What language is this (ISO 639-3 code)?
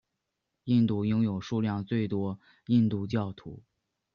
zho